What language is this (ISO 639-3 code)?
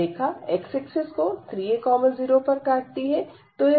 hin